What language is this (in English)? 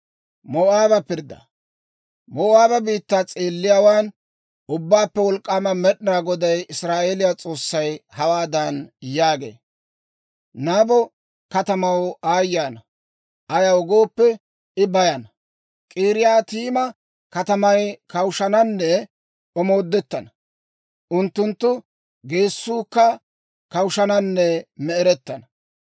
Dawro